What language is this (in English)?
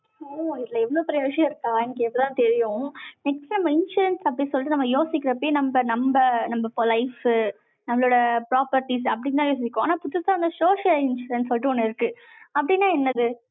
Tamil